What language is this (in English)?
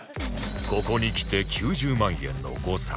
Japanese